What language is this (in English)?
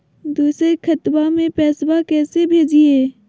Magahi